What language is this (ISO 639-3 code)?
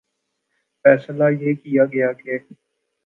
urd